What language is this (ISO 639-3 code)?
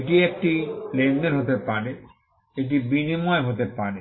ben